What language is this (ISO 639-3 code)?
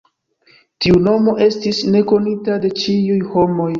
epo